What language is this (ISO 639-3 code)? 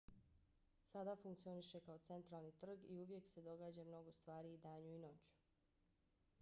bos